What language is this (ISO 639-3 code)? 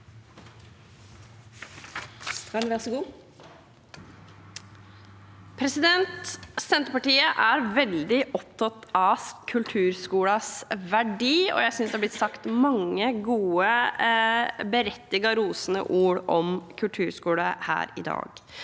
nor